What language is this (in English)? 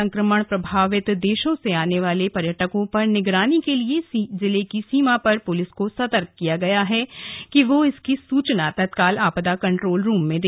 Hindi